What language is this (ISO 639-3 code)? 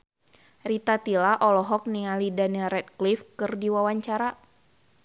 sun